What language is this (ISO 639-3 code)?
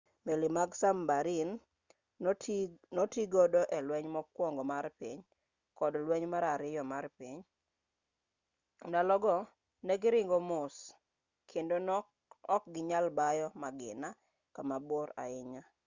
luo